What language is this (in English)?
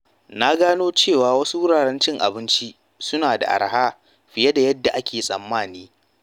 Hausa